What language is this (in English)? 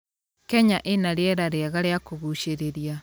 Kikuyu